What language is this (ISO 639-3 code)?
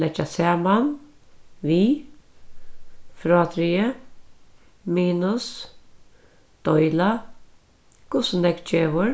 fao